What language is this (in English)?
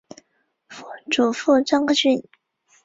Chinese